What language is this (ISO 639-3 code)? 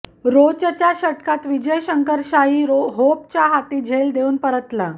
mar